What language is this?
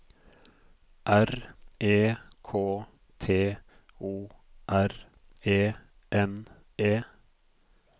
Norwegian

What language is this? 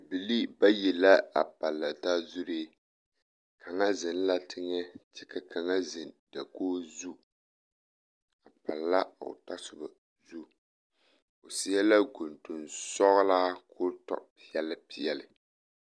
Southern Dagaare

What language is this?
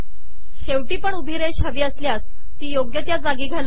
Marathi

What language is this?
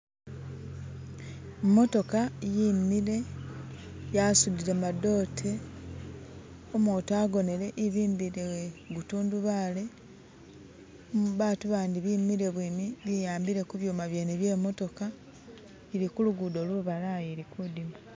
Masaaba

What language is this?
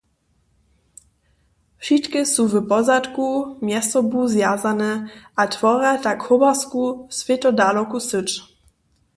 Upper Sorbian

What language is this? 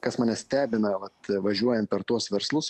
Lithuanian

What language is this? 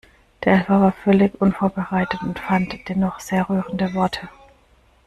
German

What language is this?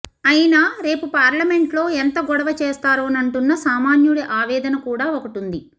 Telugu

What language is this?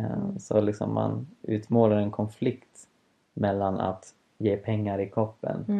Swedish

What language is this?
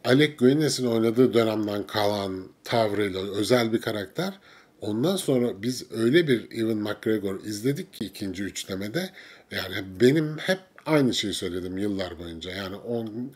Turkish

